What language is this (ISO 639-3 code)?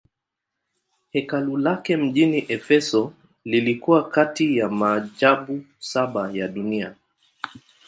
swa